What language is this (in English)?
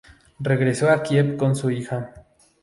Spanish